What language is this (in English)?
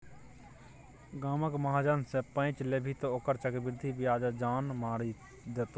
Maithili